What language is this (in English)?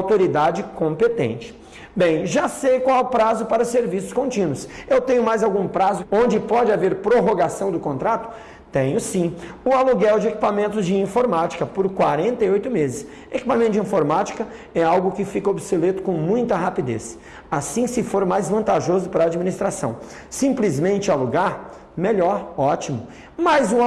Portuguese